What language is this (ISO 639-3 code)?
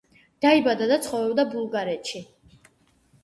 kat